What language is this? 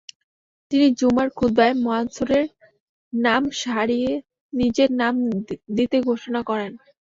Bangla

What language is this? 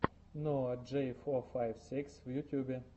Russian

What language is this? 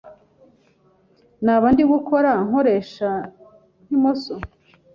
Kinyarwanda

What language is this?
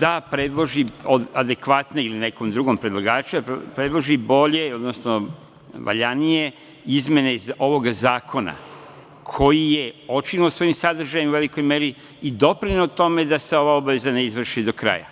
Serbian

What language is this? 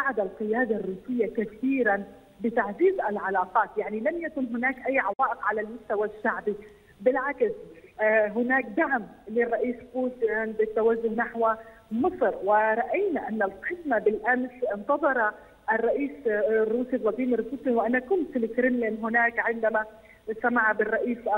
Arabic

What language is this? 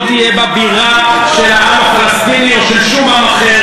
Hebrew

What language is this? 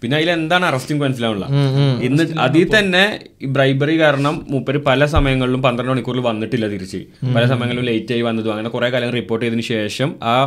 Malayalam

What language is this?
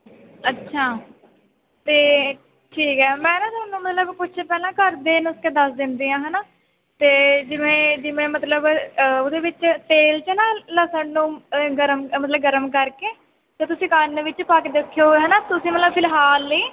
Punjabi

